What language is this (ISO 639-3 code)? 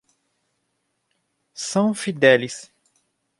por